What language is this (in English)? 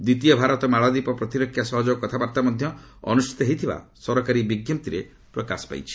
Odia